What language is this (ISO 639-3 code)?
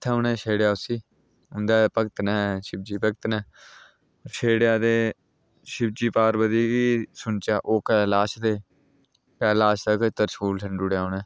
doi